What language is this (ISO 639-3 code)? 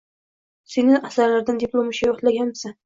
uzb